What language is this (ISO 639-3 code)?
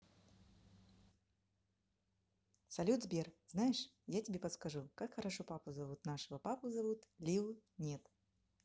rus